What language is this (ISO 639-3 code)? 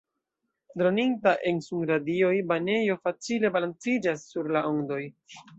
epo